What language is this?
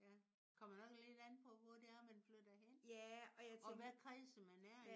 Danish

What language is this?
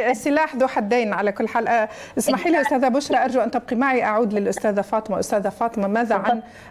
Arabic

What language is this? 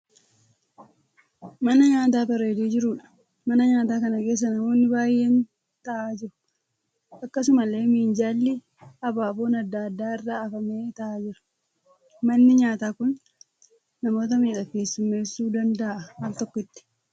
Oromo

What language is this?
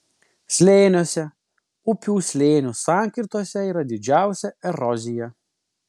Lithuanian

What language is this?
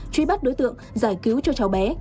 Vietnamese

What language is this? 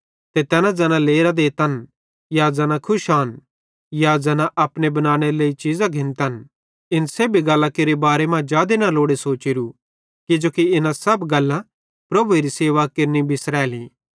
Bhadrawahi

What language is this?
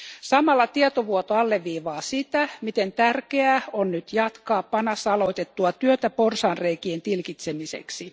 Finnish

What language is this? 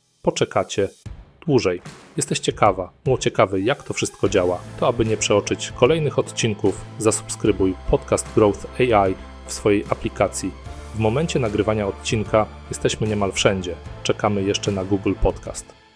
Polish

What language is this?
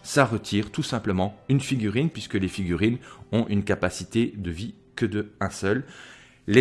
French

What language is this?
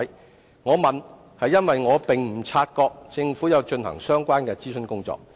Cantonese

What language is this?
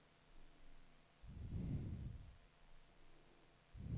Swedish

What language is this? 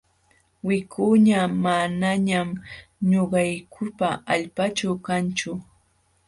Jauja Wanca Quechua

